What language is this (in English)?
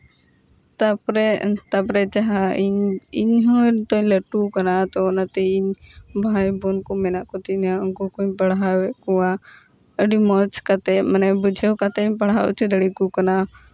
Santali